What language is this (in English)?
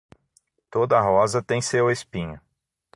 Portuguese